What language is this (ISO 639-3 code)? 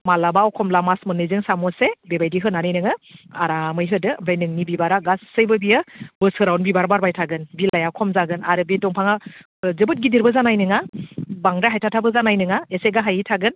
brx